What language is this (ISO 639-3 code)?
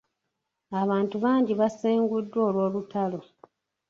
lug